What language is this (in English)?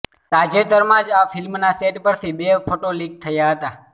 Gujarati